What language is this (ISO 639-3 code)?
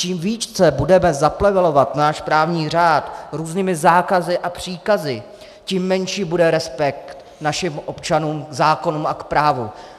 ces